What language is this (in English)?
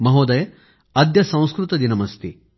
Marathi